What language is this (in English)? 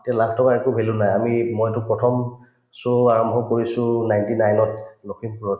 Assamese